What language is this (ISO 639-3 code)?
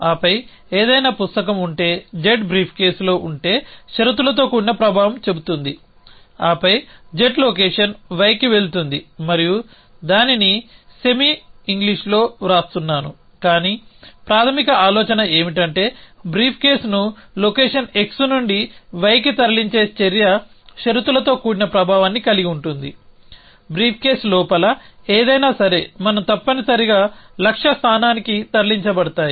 tel